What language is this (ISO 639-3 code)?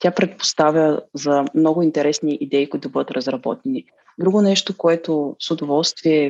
bul